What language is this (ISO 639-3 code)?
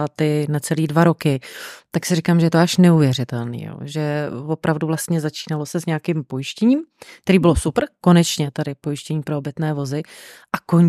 ces